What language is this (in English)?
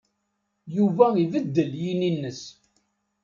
Kabyle